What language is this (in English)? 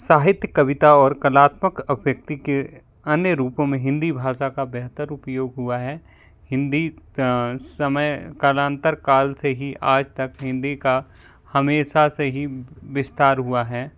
Hindi